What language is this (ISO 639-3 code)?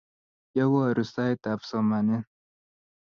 kln